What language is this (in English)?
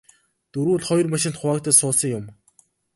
Mongolian